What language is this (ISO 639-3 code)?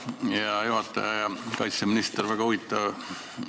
est